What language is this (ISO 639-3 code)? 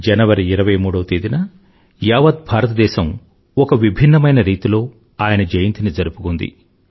tel